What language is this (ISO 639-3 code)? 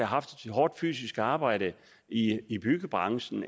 dan